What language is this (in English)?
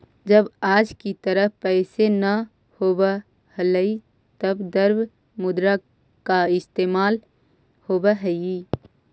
Magahi